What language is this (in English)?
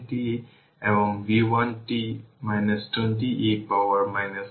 Bangla